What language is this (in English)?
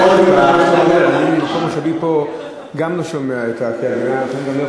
Hebrew